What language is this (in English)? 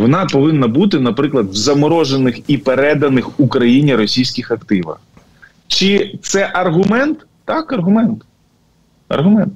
Ukrainian